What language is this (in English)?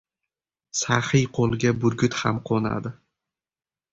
Uzbek